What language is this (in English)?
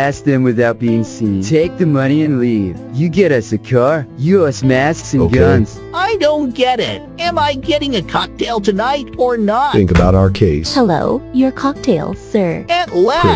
English